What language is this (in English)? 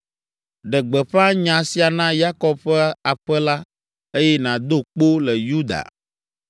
Ewe